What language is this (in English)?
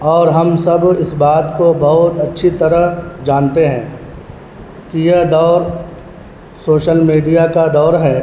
Urdu